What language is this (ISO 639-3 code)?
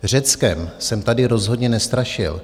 ces